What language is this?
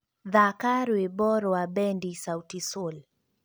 Kikuyu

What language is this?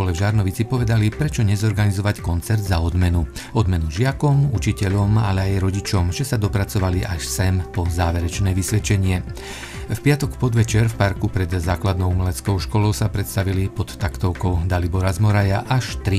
Slovak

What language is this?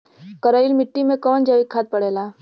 Bhojpuri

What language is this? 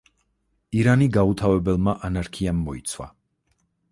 Georgian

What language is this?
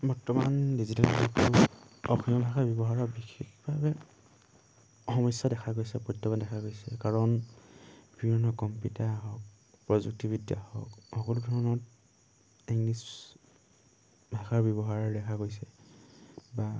Assamese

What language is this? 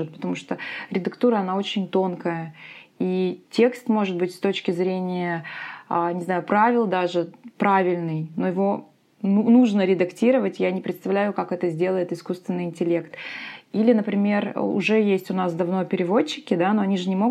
Russian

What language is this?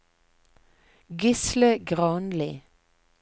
Norwegian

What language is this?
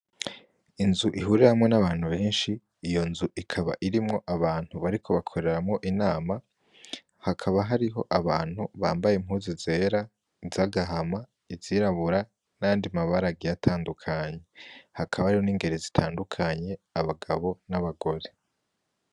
Rundi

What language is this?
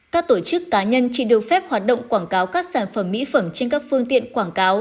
Vietnamese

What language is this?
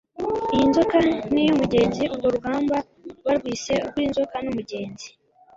Kinyarwanda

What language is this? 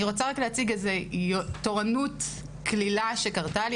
Hebrew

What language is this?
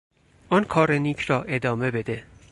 Persian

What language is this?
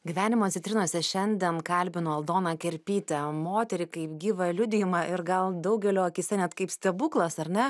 Lithuanian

